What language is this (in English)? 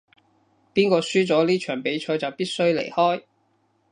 Cantonese